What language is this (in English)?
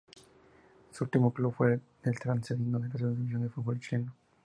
Spanish